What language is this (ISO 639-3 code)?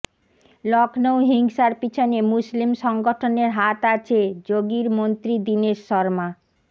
ben